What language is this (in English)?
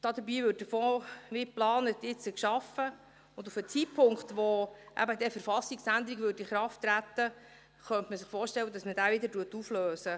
Swiss German